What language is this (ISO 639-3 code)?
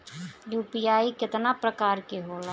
bho